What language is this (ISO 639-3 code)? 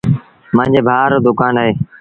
sbn